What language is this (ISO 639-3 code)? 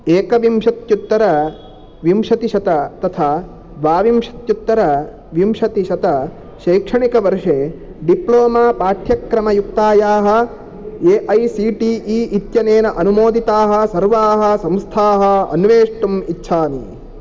san